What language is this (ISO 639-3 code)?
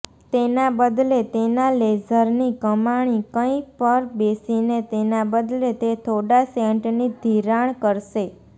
guj